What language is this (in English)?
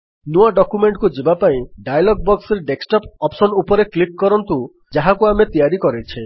Odia